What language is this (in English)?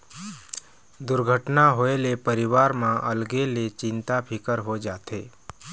Chhattisgarhi